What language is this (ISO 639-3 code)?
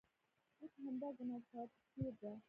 pus